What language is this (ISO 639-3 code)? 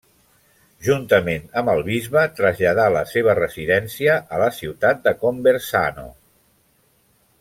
cat